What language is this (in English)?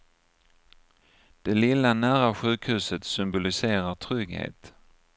Swedish